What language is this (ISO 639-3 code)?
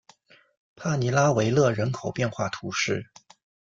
zho